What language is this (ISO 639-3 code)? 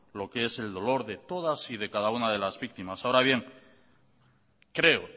spa